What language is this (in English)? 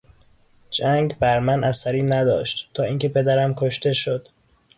Persian